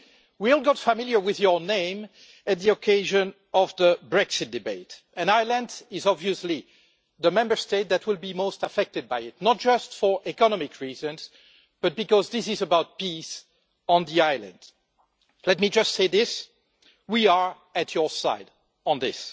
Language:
English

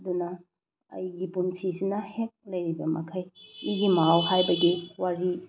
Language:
Manipuri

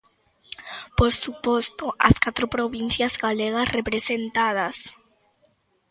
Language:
Galician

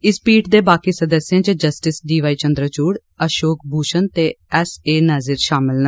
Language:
Dogri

